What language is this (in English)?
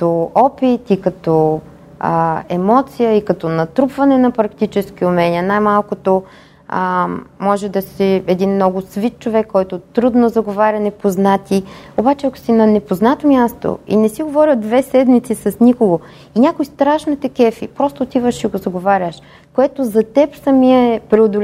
Bulgarian